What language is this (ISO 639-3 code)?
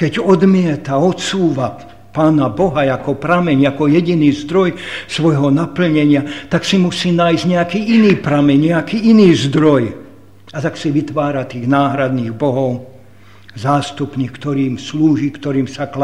slk